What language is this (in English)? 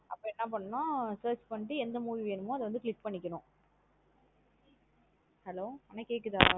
Tamil